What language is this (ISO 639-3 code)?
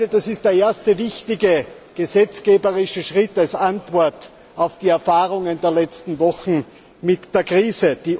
deu